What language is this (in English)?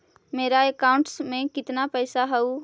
Magahi